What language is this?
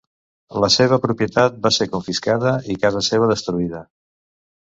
Catalan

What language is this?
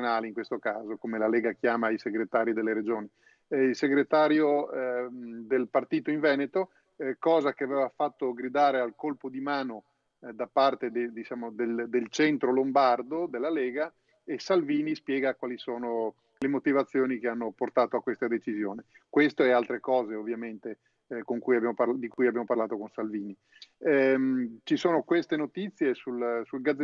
Italian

